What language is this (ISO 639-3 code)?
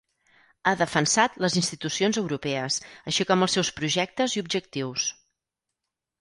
cat